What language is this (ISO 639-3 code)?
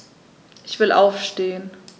deu